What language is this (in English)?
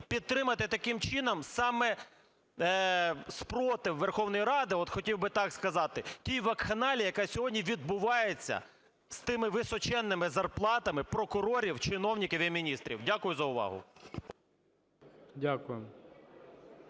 Ukrainian